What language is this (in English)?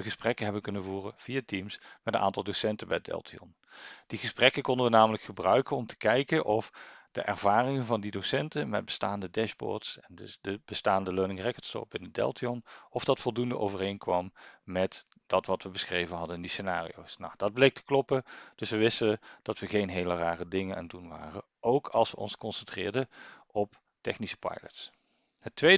Dutch